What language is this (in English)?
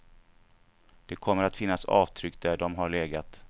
Swedish